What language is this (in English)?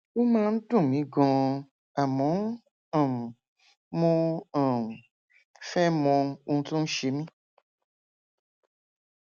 Yoruba